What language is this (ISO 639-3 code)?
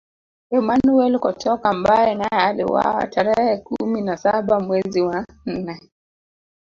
swa